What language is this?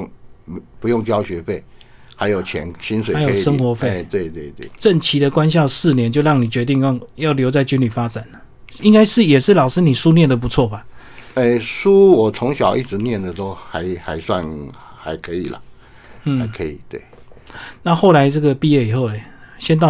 Chinese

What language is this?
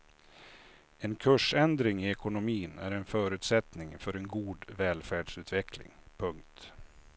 Swedish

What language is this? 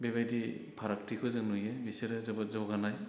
Bodo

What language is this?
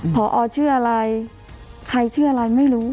Thai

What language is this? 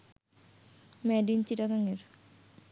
Bangla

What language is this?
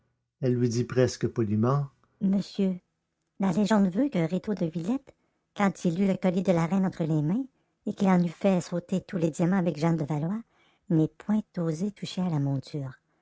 French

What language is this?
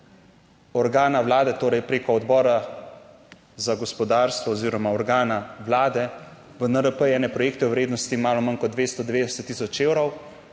Slovenian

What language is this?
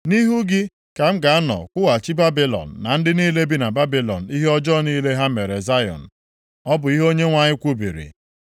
Igbo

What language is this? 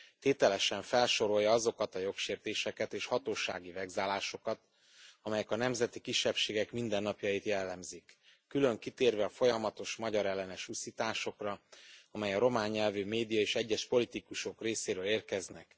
Hungarian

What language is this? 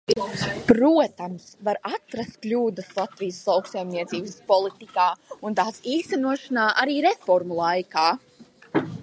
Latvian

